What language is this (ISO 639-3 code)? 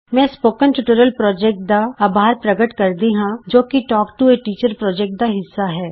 pan